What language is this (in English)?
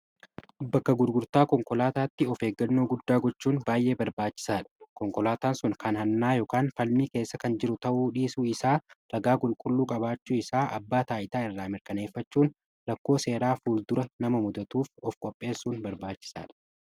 Oromo